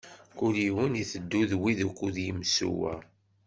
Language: Kabyle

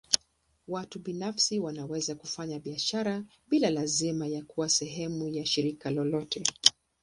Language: Swahili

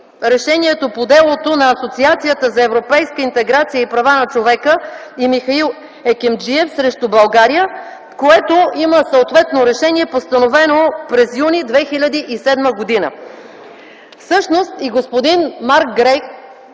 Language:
Bulgarian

